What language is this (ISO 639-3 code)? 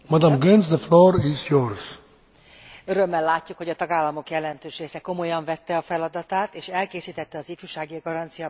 hun